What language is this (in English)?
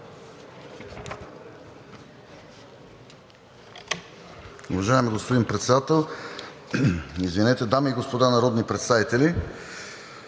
Bulgarian